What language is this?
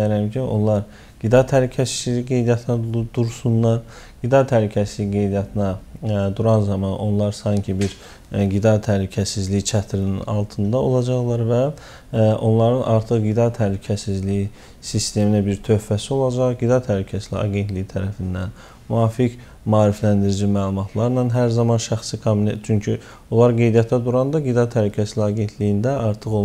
Turkish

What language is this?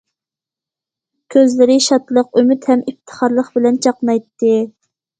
Uyghur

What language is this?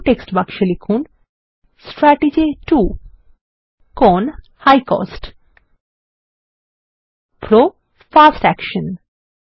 Bangla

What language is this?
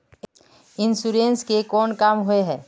Magahi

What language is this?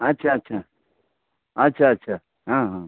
Maithili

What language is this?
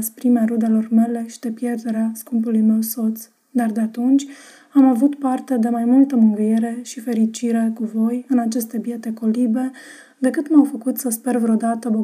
Romanian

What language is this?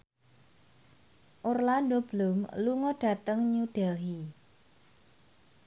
Javanese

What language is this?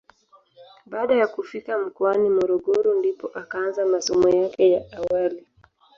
Swahili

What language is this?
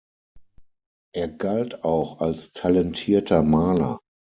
German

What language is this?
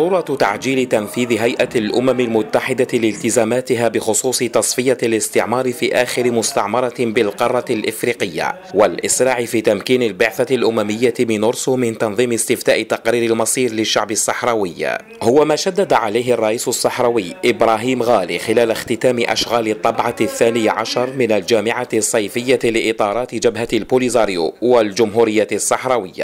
Arabic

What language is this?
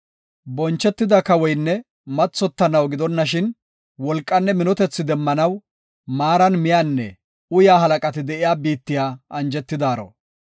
Gofa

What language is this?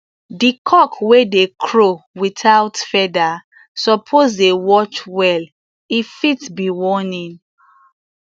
Nigerian Pidgin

